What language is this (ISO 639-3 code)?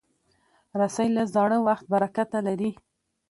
pus